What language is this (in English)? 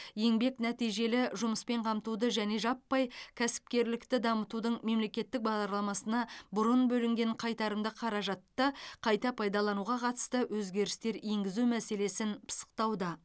Kazakh